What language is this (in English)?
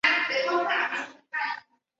Chinese